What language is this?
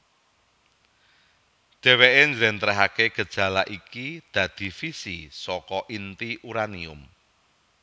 Javanese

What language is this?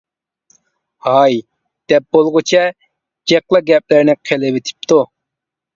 Uyghur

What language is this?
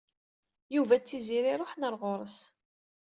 Kabyle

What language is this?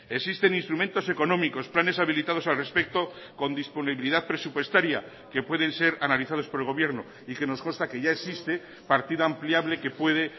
Spanish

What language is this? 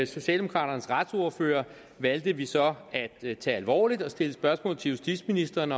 Danish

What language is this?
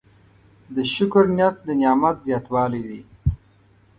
Pashto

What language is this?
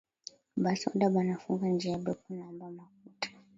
Swahili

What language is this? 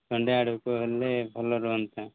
Odia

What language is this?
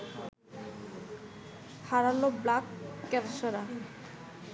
Bangla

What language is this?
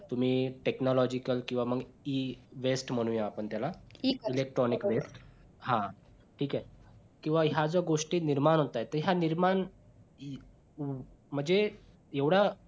Marathi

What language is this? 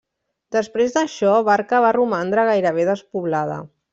Catalan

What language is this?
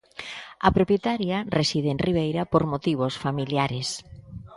Galician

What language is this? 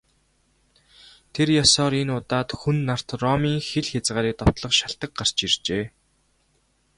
Mongolian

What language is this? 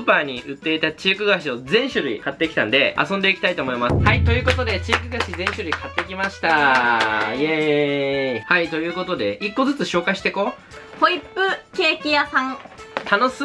Japanese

